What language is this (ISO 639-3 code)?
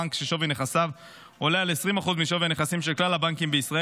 heb